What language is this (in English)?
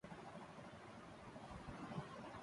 Urdu